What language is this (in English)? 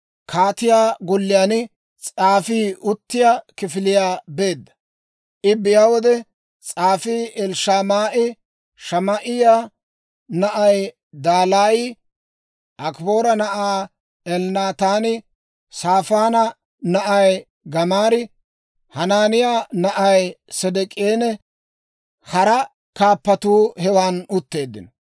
Dawro